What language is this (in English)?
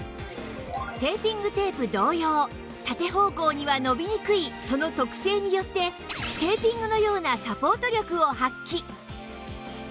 Japanese